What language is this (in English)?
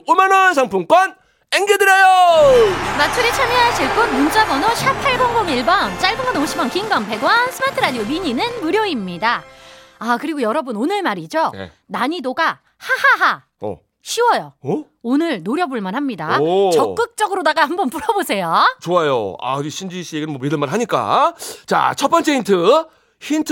Korean